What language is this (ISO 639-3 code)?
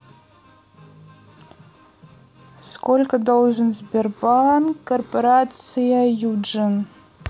rus